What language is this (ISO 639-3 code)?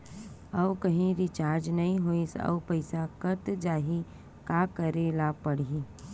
hne